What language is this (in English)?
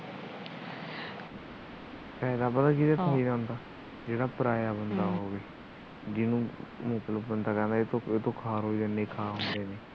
Punjabi